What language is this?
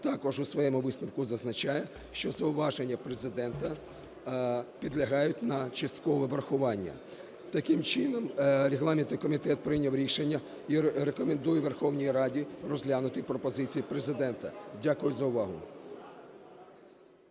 Ukrainian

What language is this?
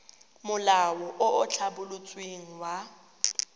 Tswana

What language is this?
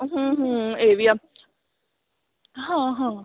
Punjabi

